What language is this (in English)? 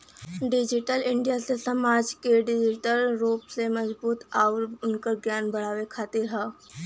Bhojpuri